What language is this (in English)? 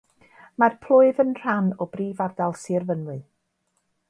Welsh